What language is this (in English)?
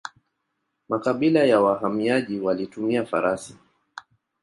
Swahili